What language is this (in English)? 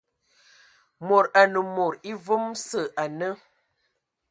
Ewondo